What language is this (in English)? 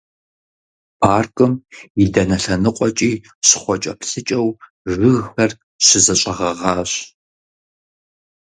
Kabardian